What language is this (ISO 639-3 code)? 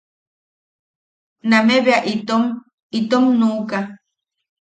yaq